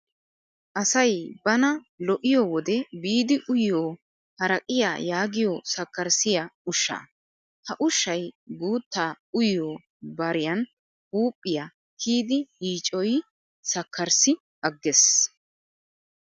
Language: Wolaytta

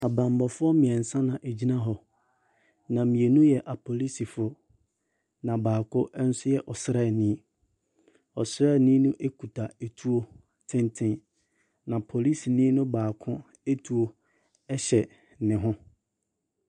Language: Akan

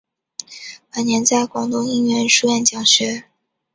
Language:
Chinese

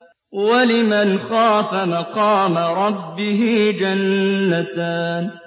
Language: Arabic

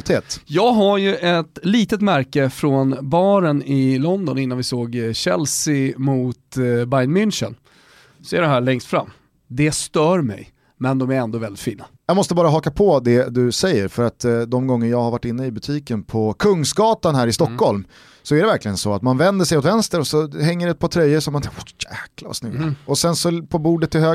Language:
Swedish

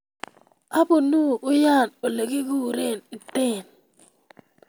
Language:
Kalenjin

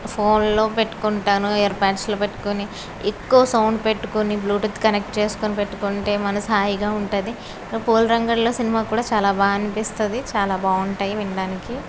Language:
Telugu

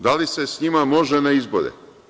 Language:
Serbian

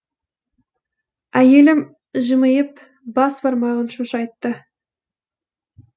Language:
Kazakh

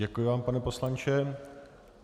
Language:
Czech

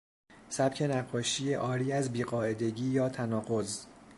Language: Persian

